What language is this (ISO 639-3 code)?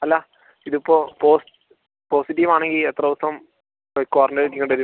mal